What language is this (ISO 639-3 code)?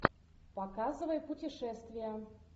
rus